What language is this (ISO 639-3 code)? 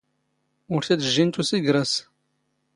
zgh